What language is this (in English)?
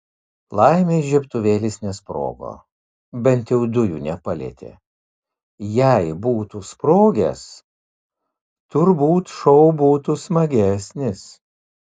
Lithuanian